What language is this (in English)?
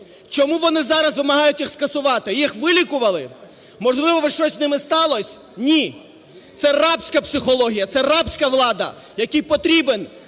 Ukrainian